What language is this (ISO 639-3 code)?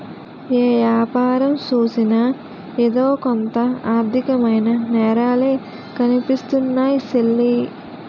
tel